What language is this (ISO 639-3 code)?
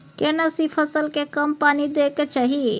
mai